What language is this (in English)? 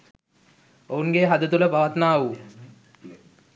Sinhala